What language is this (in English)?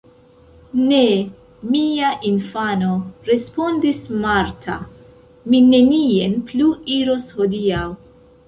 Esperanto